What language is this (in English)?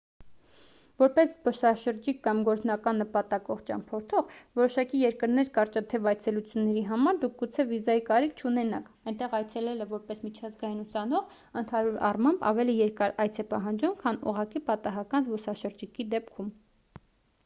Armenian